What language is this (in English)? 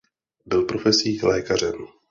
Czech